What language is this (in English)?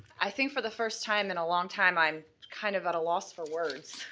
English